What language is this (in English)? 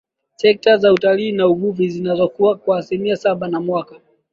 Swahili